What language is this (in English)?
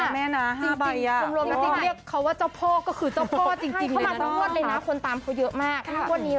Thai